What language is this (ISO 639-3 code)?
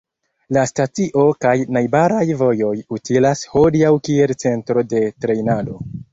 epo